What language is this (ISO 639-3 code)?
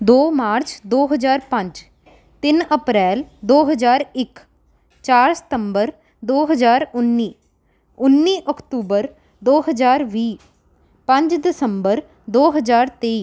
pan